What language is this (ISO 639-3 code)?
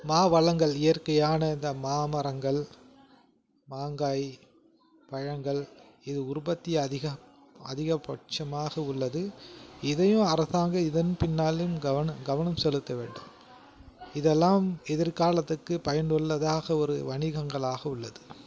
tam